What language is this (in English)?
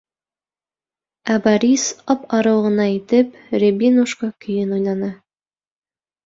Bashkir